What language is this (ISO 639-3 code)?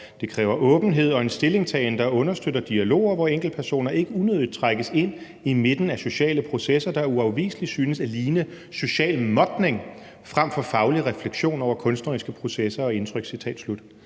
dan